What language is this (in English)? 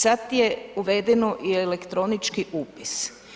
Croatian